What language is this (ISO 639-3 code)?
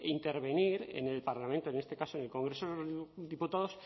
spa